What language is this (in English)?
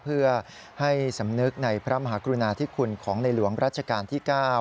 Thai